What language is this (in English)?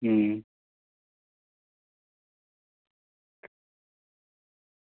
Gujarati